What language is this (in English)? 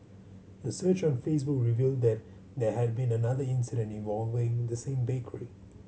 English